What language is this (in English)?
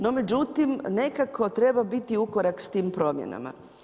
Croatian